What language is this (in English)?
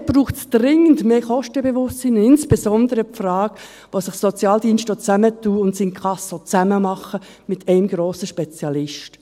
Swiss German